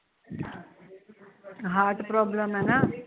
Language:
Punjabi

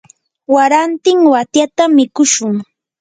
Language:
Yanahuanca Pasco Quechua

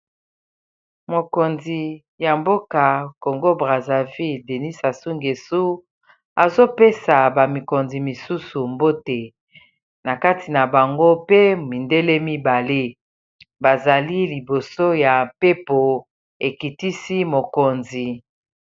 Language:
Lingala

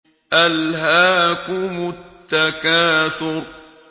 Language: Arabic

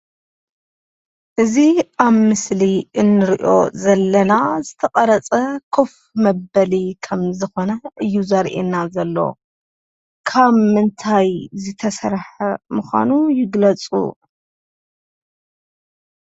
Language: Tigrinya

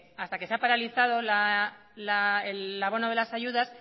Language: Spanish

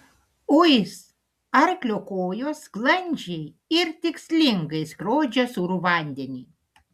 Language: Lithuanian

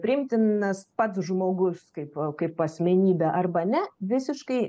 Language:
Lithuanian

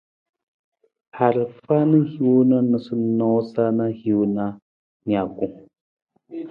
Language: Nawdm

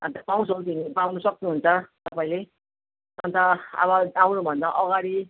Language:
Nepali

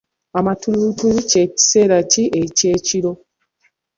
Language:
Ganda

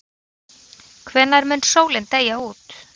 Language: Icelandic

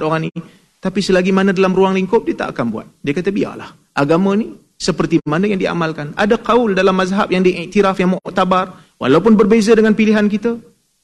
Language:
Malay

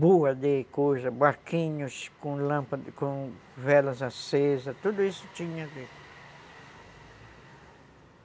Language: Portuguese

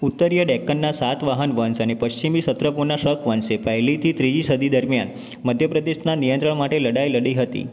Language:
Gujarati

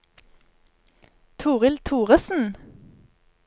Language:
Norwegian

